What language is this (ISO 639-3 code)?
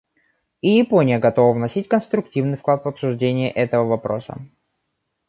rus